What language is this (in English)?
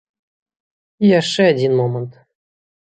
Belarusian